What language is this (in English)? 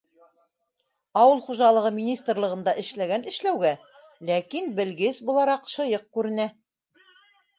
Bashkir